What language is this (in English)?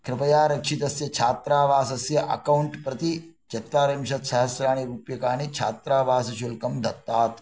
Sanskrit